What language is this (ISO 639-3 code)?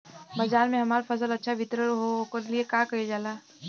bho